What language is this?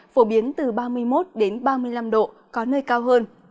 Vietnamese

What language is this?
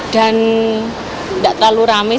Indonesian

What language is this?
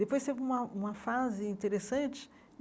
Portuguese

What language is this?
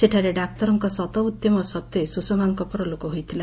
Odia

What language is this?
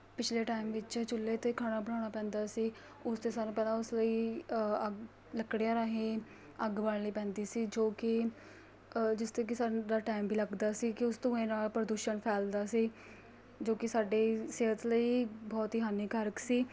Punjabi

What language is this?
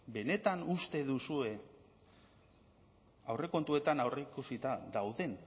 Basque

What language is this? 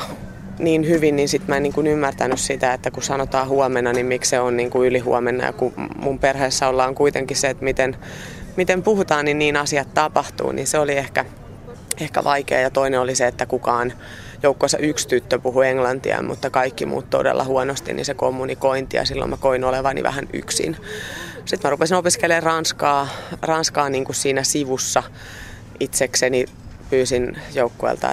Finnish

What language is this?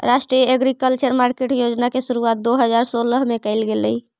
Magahi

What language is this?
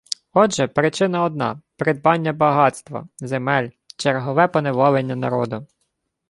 Ukrainian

